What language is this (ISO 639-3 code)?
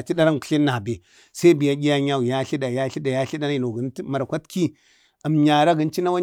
bde